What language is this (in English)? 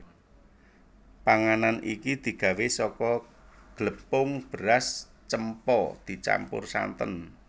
Javanese